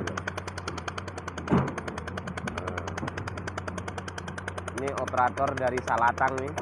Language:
Indonesian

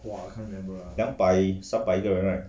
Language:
English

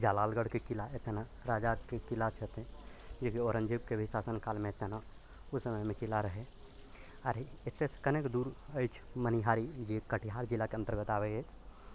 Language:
Maithili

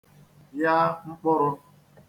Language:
Igbo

